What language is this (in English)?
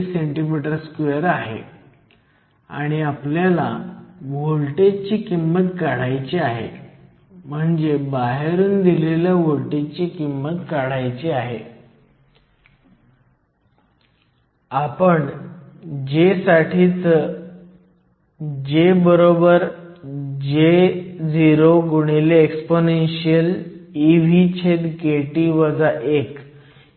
Marathi